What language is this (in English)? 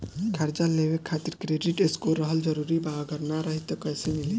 Bhojpuri